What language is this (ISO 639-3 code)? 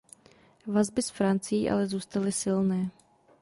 ces